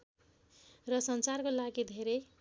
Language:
Nepali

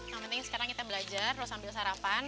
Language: Indonesian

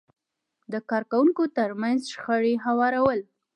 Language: Pashto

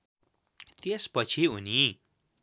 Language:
Nepali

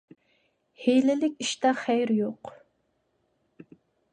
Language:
Uyghur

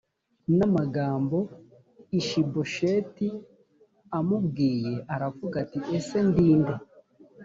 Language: Kinyarwanda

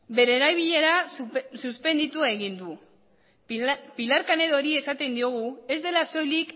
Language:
Basque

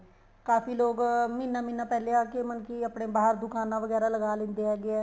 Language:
Punjabi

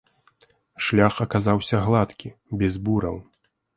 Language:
Belarusian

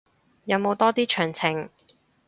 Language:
Cantonese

